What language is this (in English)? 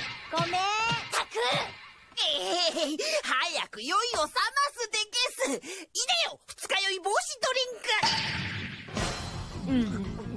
Japanese